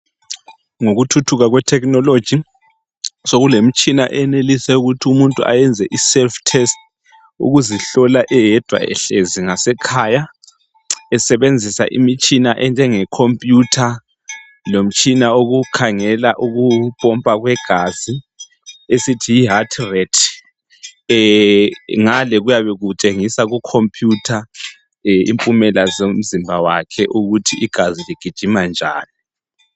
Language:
North Ndebele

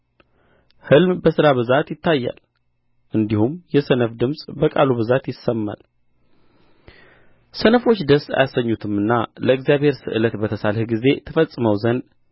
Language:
Amharic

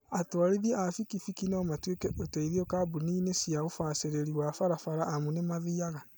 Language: Kikuyu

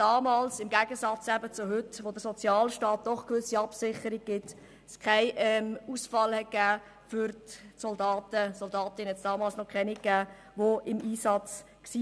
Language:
Swiss German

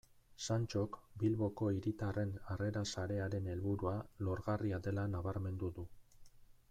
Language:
Basque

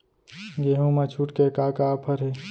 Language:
Chhattisgarhi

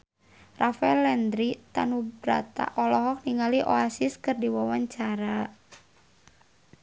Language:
Sundanese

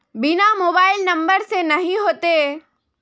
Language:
Magahi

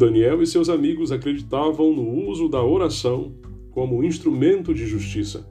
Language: Portuguese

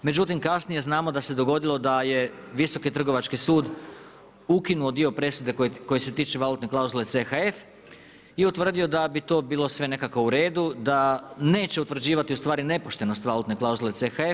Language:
Croatian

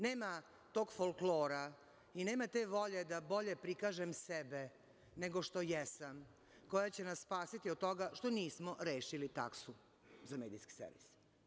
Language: Serbian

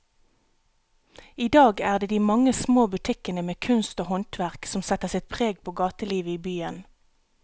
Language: Norwegian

